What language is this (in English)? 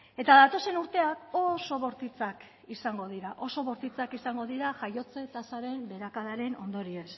Basque